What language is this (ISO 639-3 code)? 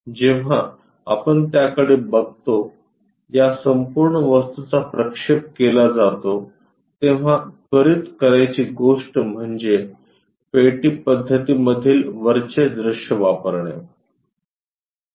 mar